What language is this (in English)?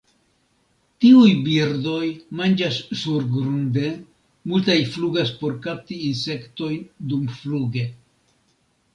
Esperanto